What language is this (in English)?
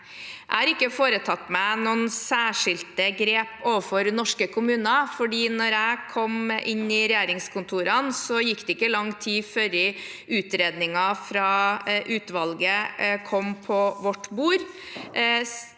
Norwegian